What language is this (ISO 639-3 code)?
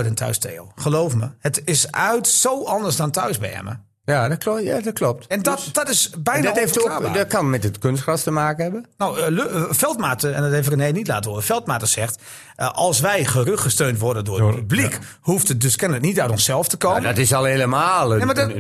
nld